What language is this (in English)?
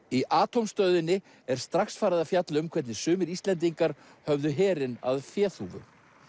Icelandic